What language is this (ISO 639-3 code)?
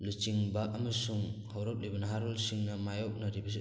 mni